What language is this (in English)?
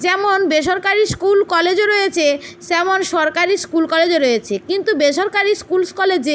Bangla